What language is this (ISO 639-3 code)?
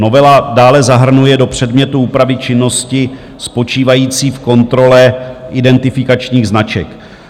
ces